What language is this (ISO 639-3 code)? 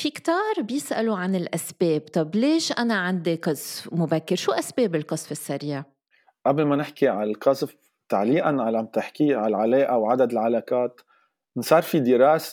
ara